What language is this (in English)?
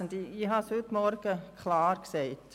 Swiss German